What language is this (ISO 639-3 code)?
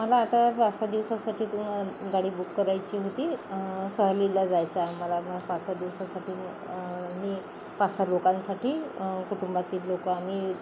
mar